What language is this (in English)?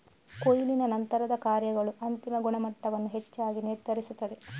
Kannada